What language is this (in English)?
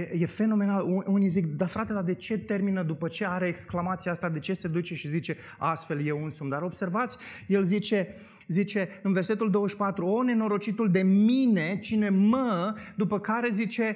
Romanian